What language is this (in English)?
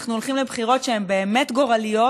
Hebrew